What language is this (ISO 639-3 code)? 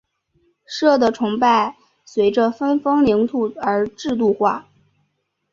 zho